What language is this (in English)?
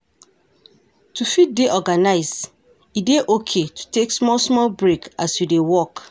Nigerian Pidgin